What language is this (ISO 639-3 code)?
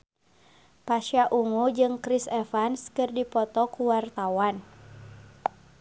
sun